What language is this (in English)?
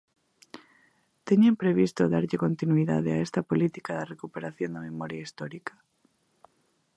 Galician